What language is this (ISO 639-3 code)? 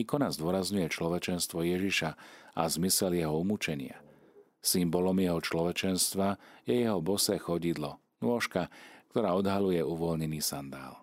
slk